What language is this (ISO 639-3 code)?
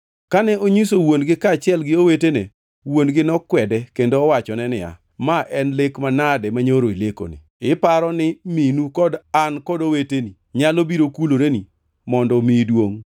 luo